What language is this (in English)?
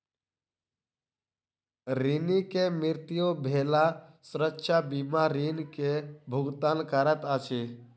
Maithili